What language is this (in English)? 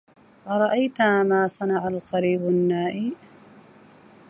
Arabic